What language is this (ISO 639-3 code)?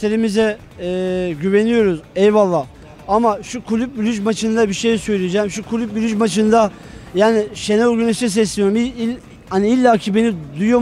tur